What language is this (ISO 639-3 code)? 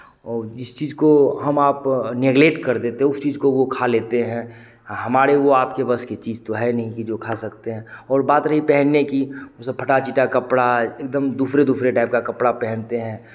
hin